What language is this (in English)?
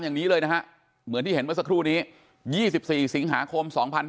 Thai